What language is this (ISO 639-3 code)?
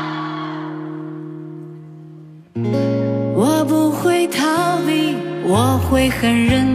zho